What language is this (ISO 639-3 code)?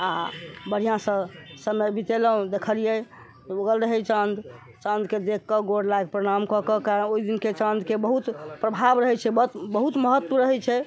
mai